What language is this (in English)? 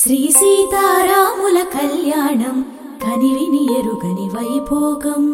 Telugu